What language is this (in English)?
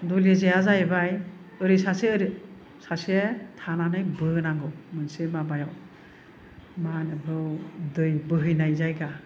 Bodo